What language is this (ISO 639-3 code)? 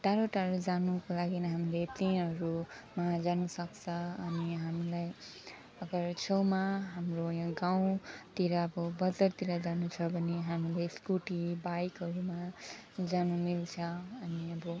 nep